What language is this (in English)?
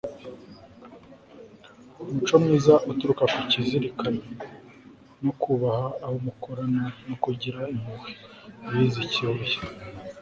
Kinyarwanda